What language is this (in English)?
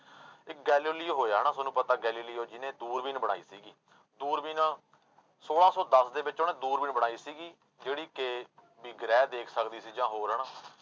Punjabi